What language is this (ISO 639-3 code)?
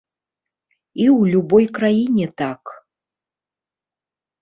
bel